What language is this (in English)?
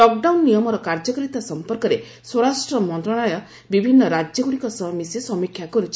Odia